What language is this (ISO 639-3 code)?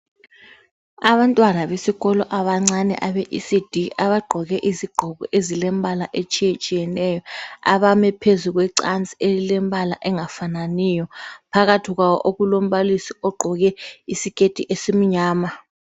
nde